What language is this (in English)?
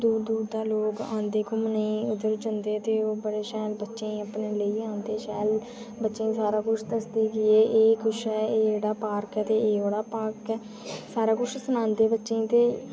Dogri